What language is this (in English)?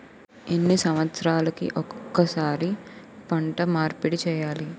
Telugu